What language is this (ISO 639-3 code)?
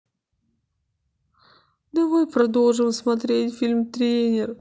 rus